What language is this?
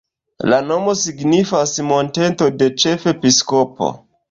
Esperanto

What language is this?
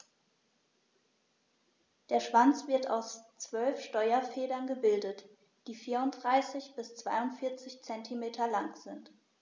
German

